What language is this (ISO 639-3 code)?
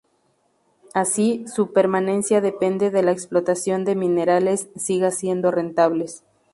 spa